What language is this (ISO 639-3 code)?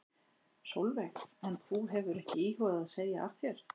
isl